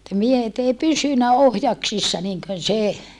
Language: Finnish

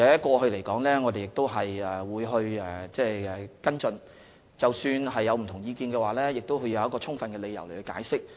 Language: Cantonese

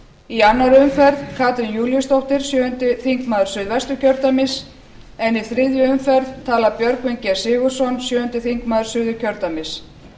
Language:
Icelandic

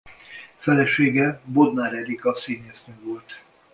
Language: Hungarian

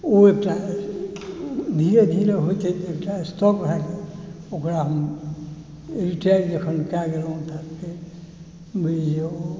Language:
Maithili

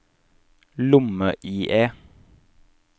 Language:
Norwegian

